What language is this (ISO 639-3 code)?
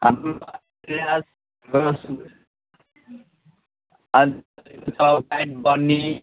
nep